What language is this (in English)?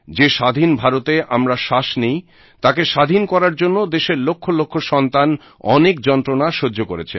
Bangla